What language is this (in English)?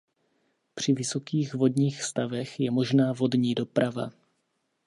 Czech